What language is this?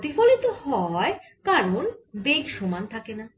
Bangla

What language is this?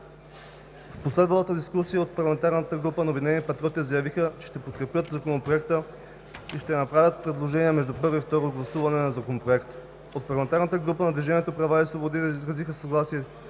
Bulgarian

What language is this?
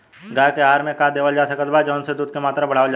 Bhojpuri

